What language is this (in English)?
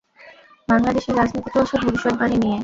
Bangla